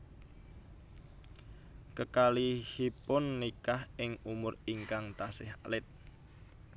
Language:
Javanese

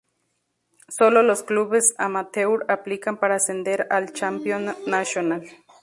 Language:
Spanish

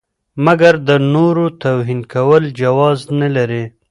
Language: Pashto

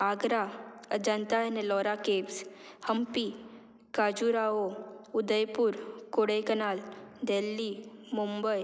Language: Konkani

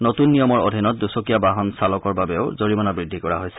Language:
Assamese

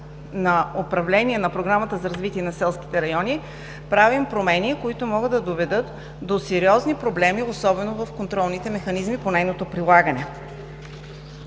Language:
Bulgarian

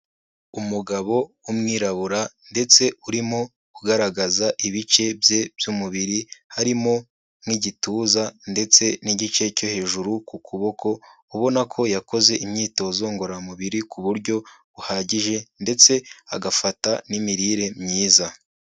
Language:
Kinyarwanda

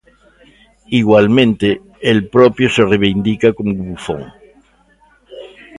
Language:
Galician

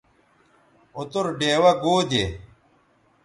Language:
Bateri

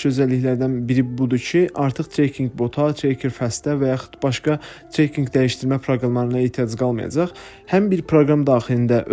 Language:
Turkish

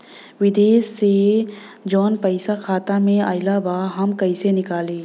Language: Bhojpuri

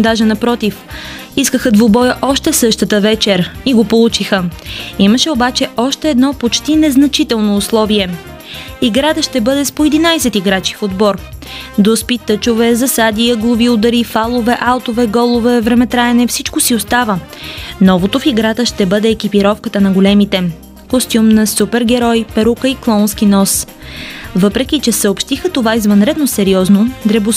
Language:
Bulgarian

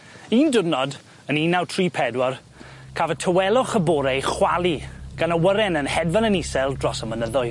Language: Welsh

